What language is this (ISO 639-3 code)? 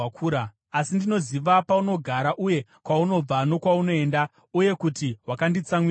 sna